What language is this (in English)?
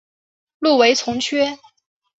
Chinese